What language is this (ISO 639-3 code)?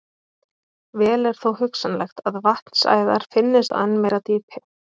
isl